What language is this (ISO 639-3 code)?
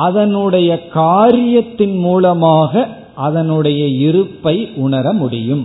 tam